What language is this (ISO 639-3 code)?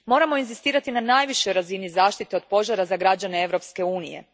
hrv